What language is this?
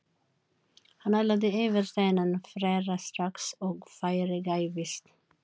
Icelandic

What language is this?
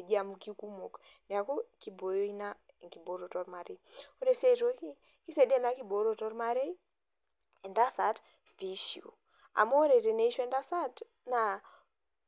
Masai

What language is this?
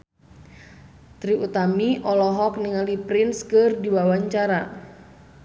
Sundanese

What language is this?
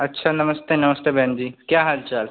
Hindi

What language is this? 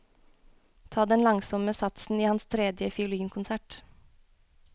Norwegian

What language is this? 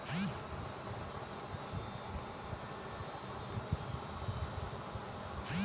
Chhattisgarhi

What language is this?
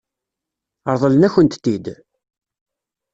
Kabyle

